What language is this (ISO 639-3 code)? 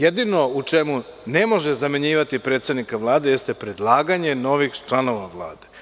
srp